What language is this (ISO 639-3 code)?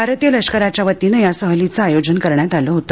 mar